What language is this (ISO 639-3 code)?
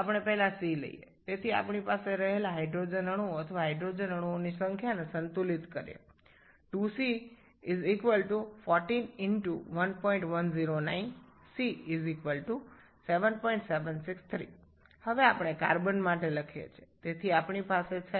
ben